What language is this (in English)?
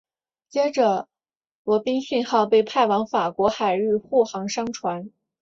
Chinese